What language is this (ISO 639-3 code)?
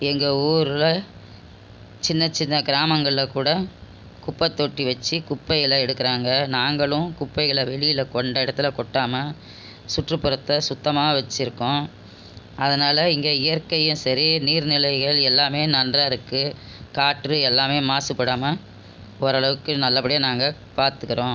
tam